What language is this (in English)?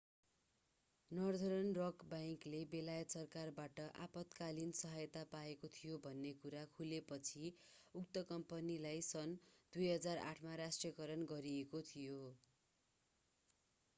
Nepali